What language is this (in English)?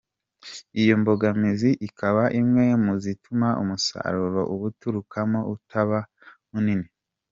Kinyarwanda